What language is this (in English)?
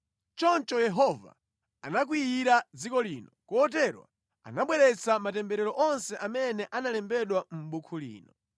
Nyanja